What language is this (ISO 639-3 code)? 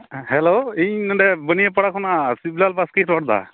sat